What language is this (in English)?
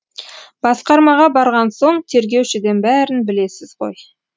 Kazakh